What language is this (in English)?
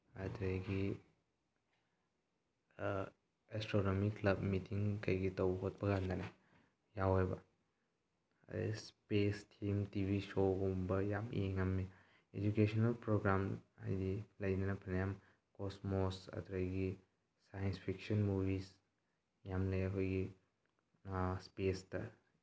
Manipuri